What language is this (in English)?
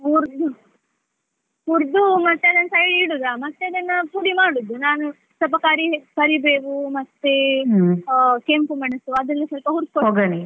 Kannada